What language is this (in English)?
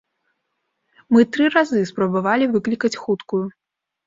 Belarusian